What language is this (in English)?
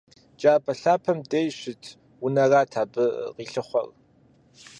Kabardian